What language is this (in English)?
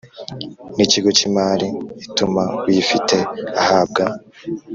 Kinyarwanda